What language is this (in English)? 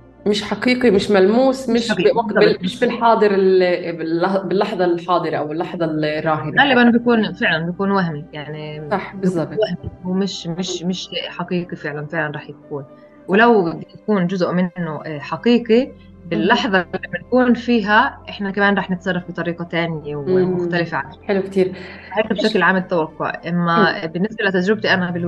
Arabic